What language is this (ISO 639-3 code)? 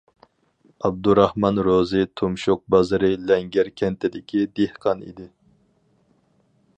uig